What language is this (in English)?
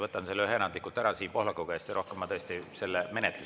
Estonian